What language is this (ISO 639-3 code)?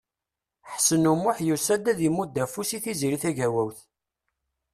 kab